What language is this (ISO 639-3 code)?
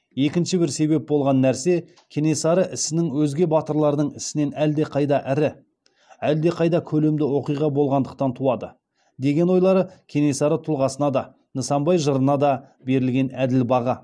kaz